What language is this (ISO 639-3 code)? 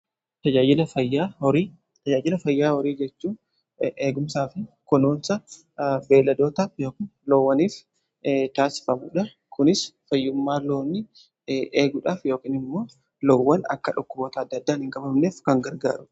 orm